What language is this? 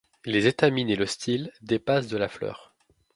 French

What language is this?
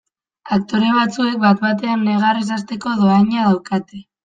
Basque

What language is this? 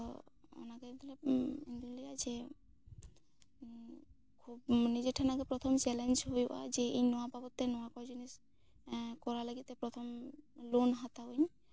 Santali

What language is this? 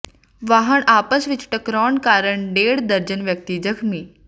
Punjabi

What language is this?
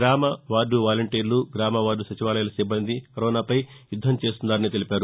Telugu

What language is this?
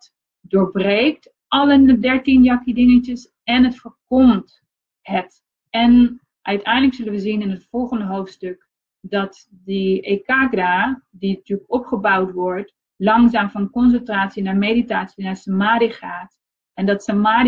Dutch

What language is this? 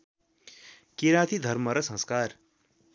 Nepali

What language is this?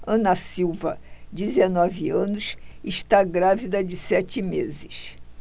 Portuguese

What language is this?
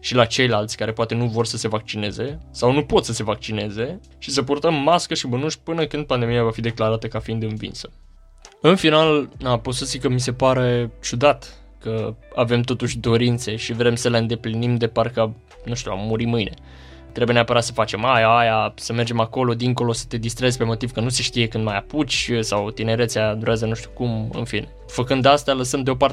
Romanian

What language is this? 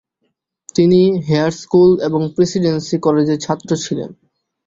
Bangla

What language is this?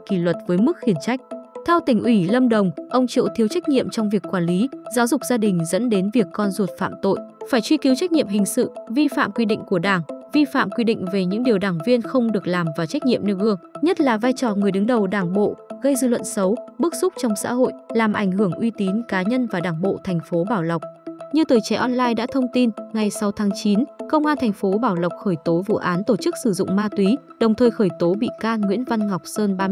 Vietnamese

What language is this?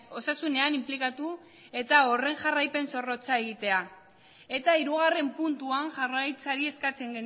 Basque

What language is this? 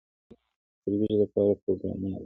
Pashto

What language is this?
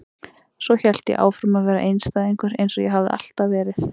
Icelandic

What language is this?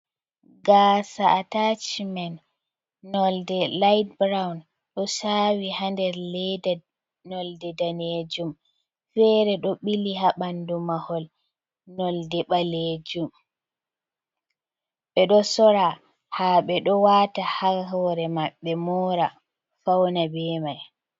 Fula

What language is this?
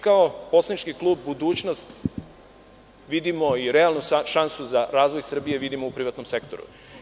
Serbian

